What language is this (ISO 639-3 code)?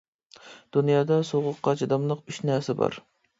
uig